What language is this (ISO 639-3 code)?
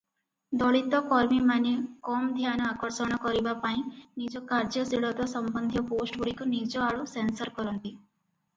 ori